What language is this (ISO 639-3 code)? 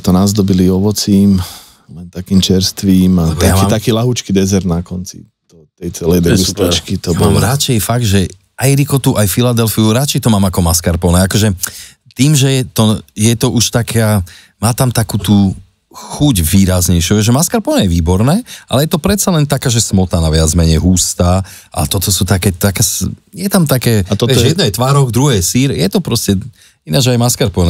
slk